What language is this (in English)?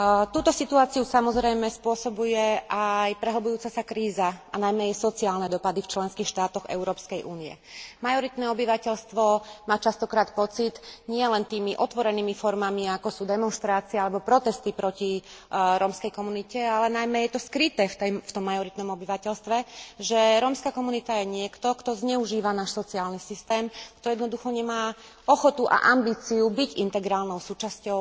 Slovak